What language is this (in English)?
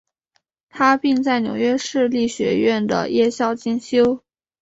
Chinese